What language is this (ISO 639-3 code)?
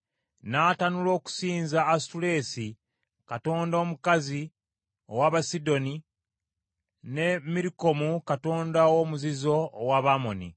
lug